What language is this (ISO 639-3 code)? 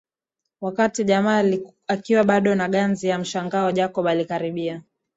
swa